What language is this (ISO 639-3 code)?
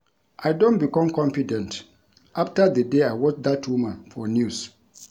pcm